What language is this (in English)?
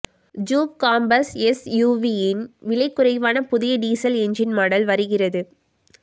Tamil